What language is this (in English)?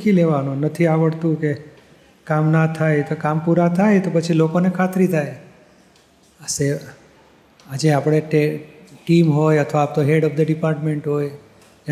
Gujarati